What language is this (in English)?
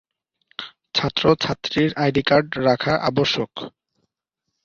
Bangla